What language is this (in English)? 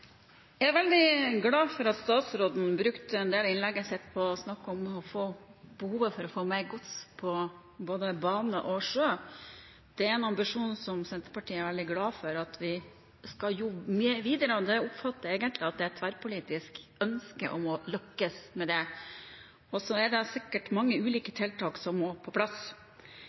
Norwegian Bokmål